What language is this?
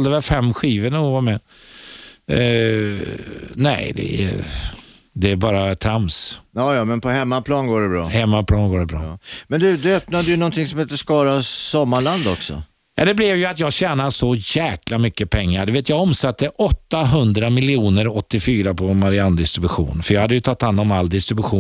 Swedish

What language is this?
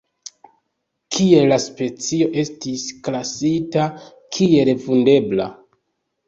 Esperanto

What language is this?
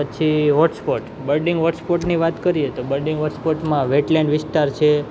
Gujarati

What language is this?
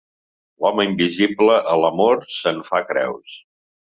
Catalan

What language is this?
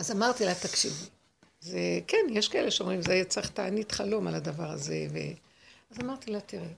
Hebrew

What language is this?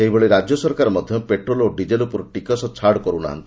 Odia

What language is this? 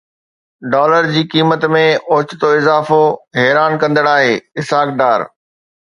Sindhi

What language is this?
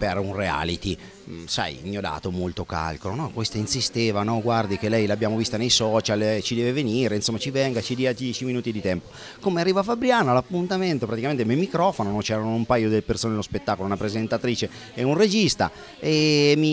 Italian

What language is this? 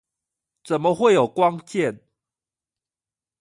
Chinese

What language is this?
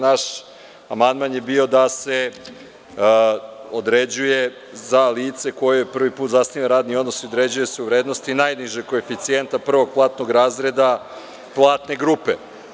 Serbian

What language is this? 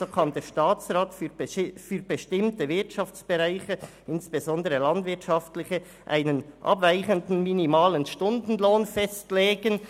Swiss German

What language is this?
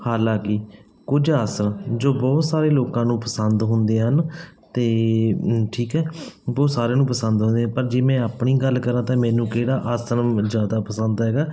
Punjabi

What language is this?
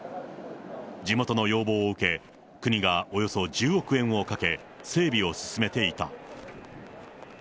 Japanese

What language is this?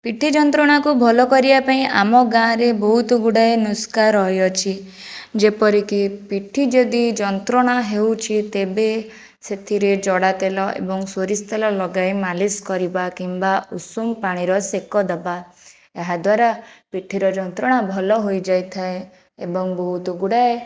Odia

